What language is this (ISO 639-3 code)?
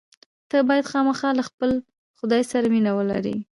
pus